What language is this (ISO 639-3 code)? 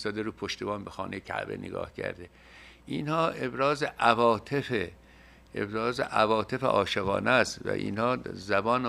fas